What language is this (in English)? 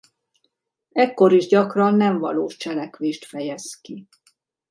Hungarian